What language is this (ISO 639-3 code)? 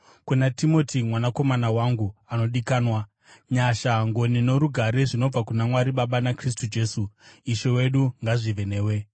sna